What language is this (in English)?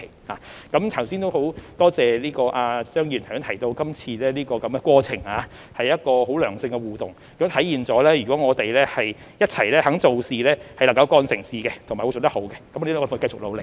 Cantonese